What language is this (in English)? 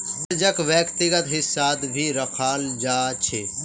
Magahi